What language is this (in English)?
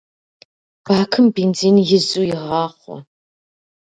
Kabardian